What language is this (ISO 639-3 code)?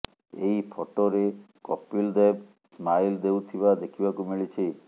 ori